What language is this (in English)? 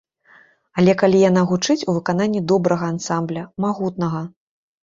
Belarusian